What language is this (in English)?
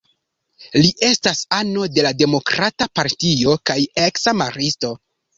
Esperanto